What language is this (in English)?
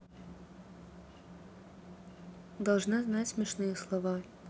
Russian